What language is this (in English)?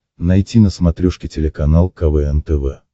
Russian